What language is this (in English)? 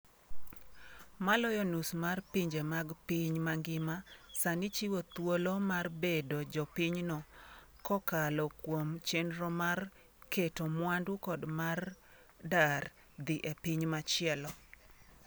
Luo (Kenya and Tanzania)